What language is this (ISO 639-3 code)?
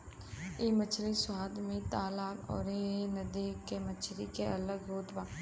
bho